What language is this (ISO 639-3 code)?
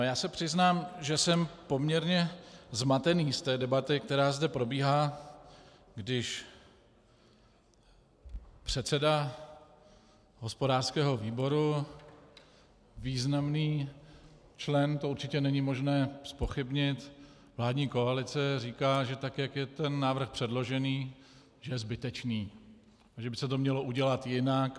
ces